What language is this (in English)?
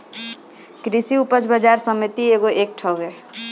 Bhojpuri